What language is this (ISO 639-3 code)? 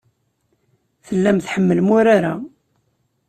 kab